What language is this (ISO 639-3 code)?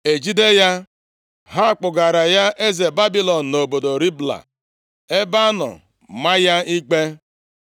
ibo